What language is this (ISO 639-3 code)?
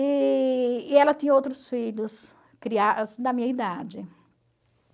por